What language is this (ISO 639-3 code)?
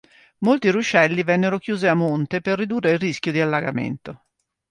ita